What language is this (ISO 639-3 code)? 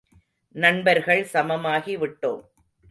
tam